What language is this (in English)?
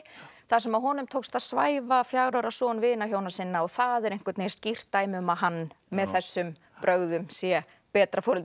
Icelandic